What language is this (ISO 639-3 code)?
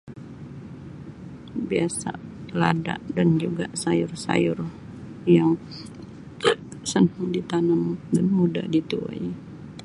msi